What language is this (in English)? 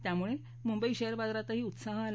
Marathi